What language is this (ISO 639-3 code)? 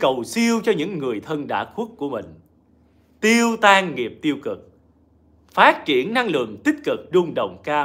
vie